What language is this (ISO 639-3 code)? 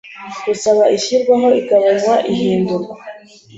kin